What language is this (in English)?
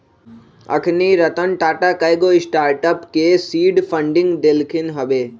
Magahi